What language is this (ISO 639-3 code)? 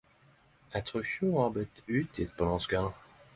nno